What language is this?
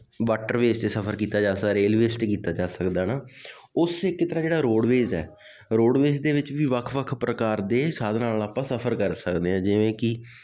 Punjabi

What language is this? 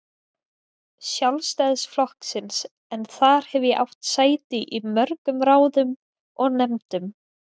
Icelandic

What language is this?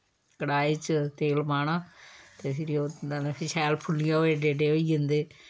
Dogri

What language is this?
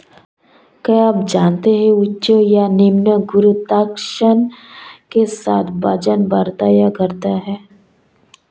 Hindi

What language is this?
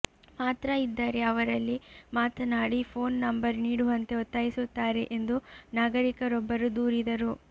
Kannada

